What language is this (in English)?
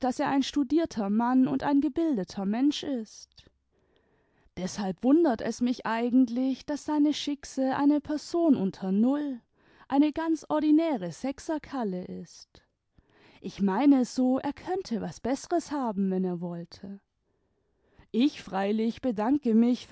German